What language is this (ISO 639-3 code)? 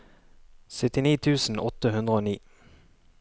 nor